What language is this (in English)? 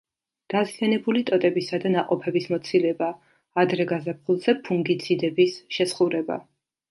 Georgian